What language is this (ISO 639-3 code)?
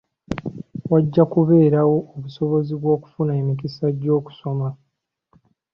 lug